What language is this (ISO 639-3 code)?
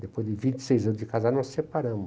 por